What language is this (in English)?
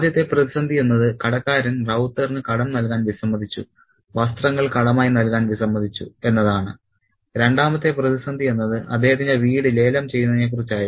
Malayalam